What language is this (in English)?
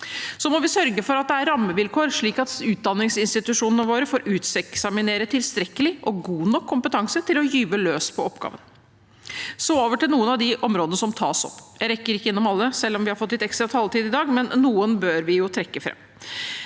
Norwegian